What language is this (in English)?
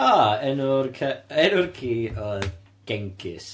Welsh